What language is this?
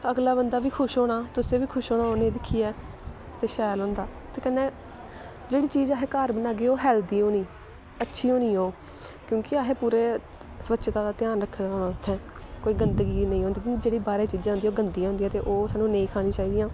Dogri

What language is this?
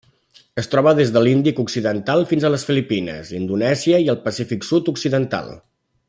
Catalan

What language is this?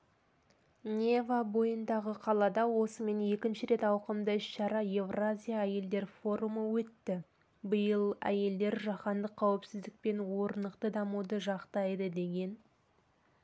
Kazakh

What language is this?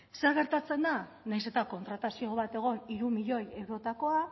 Basque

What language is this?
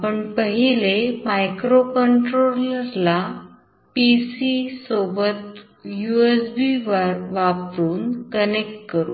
Marathi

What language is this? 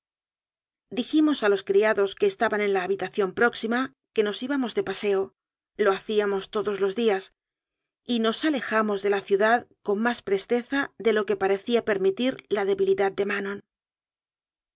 Spanish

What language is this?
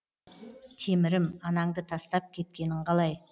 Kazakh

